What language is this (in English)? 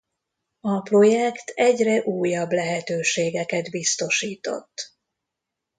Hungarian